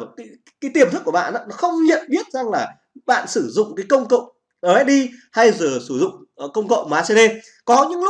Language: Vietnamese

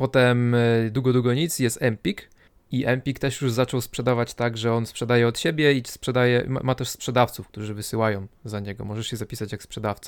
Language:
Polish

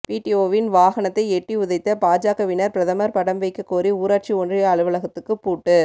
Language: Tamil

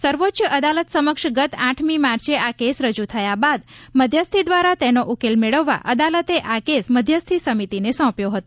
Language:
Gujarati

